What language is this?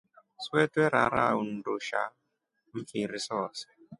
Rombo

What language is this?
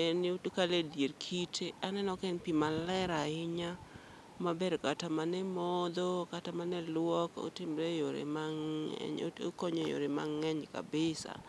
Luo (Kenya and Tanzania)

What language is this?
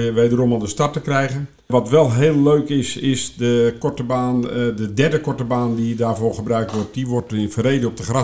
Dutch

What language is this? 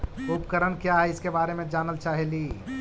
Magahi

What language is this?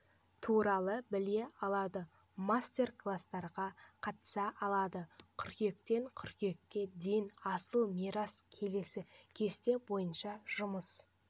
Kazakh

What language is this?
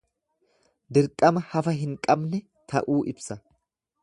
Oromo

